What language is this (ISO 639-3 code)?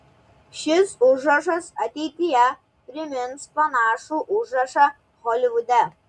lit